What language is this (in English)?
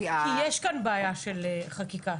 Hebrew